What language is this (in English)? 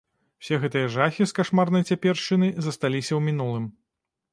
Belarusian